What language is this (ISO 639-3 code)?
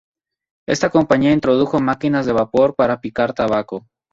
spa